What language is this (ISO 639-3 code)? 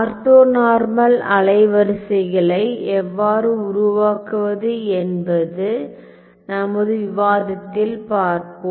tam